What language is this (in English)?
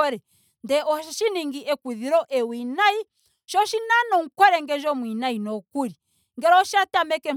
Ndonga